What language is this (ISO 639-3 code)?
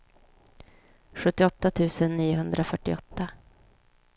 swe